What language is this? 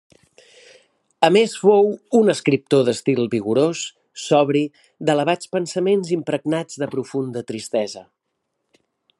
Catalan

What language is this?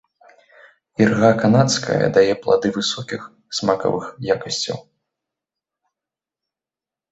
Belarusian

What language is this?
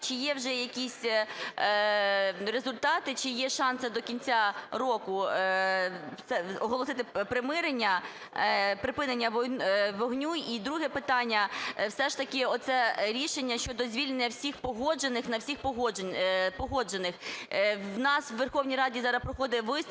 Ukrainian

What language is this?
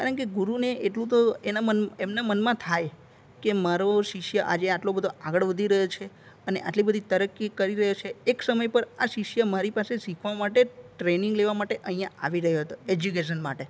Gujarati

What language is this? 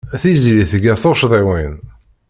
Kabyle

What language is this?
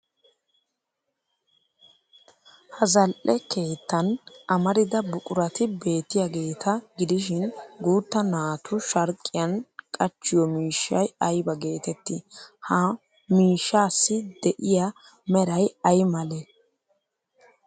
Wolaytta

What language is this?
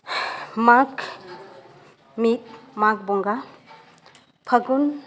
Santali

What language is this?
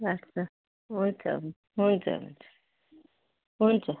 Nepali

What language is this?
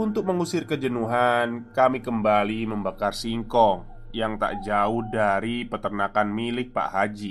Indonesian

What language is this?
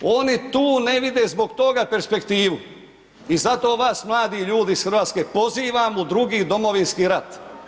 Croatian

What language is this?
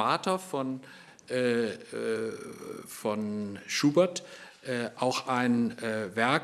German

